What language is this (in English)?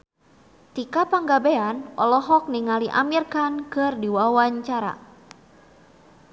Sundanese